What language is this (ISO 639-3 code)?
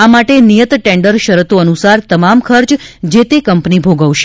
guj